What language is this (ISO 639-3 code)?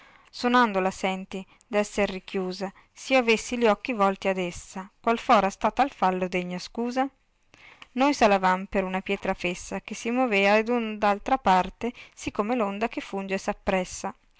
ita